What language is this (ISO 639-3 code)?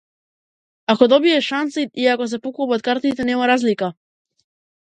mkd